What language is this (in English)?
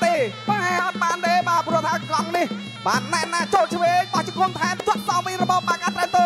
Thai